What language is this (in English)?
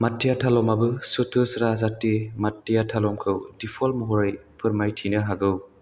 Bodo